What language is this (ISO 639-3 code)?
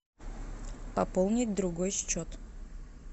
rus